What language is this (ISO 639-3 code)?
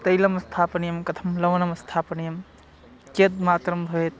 san